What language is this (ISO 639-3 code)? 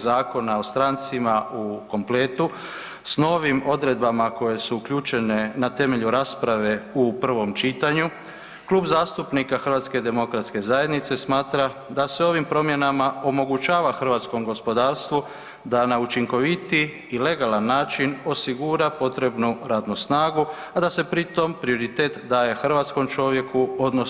hrv